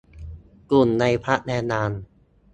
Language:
Thai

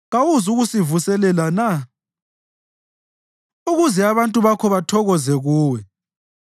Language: North Ndebele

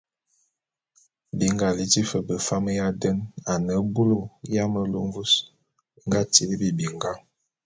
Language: Bulu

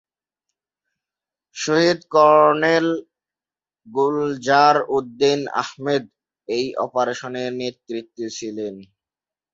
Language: Bangla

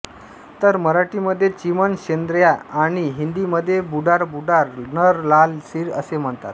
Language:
Marathi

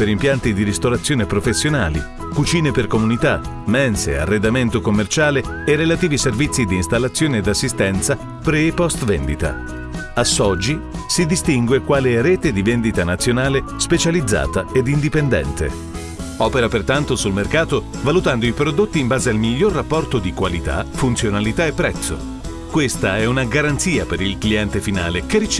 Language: Italian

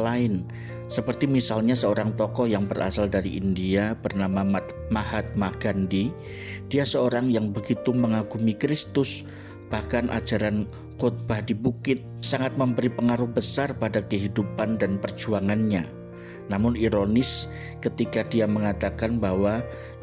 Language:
Indonesian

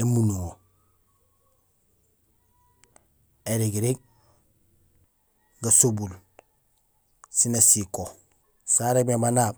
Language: Gusilay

